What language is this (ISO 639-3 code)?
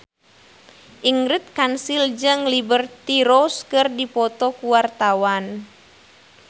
sun